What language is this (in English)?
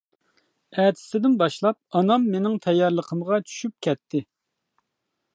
Uyghur